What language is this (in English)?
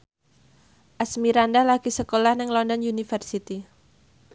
Javanese